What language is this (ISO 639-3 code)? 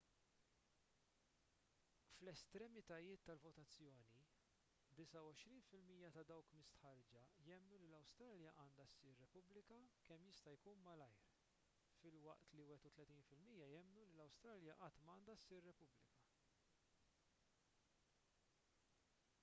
mlt